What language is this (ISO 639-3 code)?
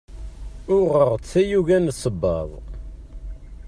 kab